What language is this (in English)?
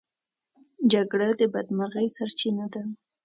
Pashto